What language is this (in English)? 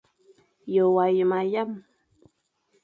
Fang